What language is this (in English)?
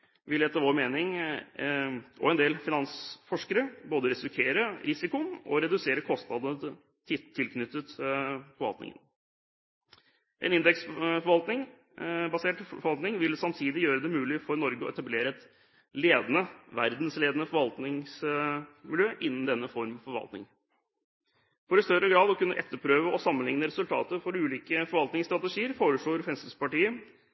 Norwegian Bokmål